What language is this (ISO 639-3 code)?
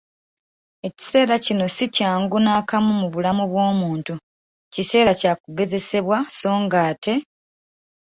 lug